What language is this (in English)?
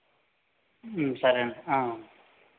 Telugu